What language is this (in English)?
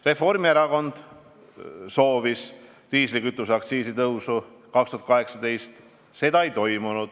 Estonian